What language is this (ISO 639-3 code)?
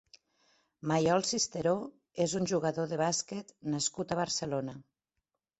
cat